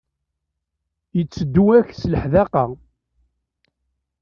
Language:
Kabyle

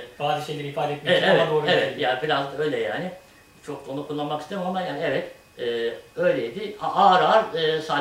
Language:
Turkish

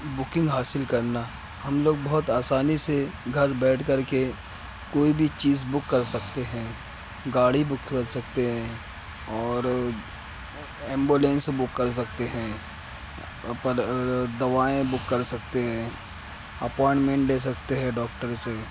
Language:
Urdu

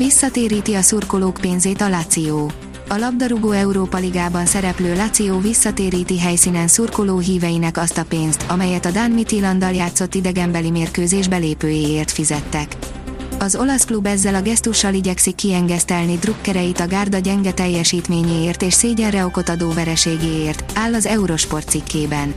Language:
Hungarian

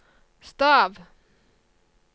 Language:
Norwegian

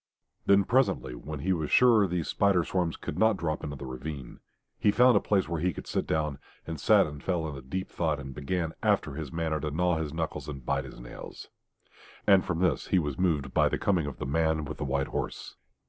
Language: English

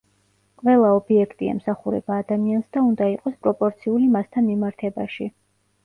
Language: Georgian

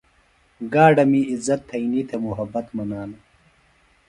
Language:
Phalura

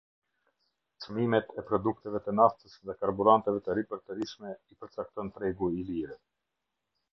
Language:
Albanian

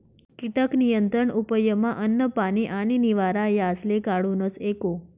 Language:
Marathi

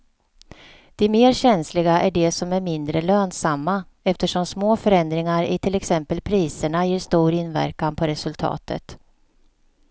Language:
Swedish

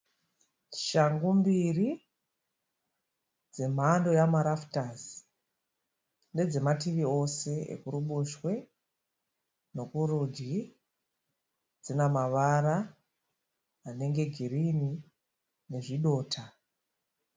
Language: Shona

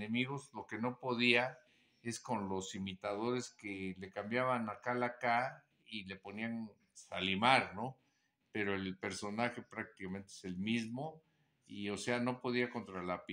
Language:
Spanish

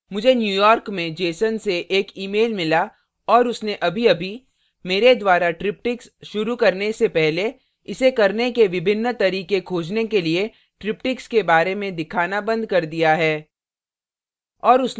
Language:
Hindi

